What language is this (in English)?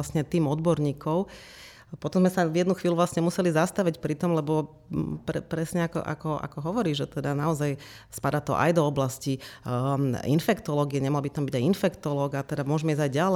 Slovak